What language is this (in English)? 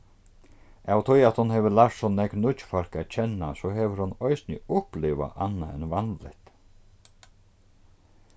Faroese